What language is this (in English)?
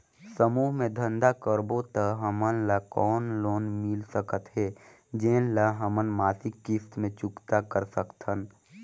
Chhattisgarhi